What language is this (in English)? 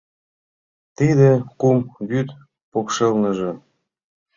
Mari